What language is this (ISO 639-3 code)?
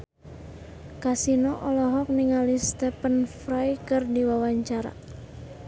sun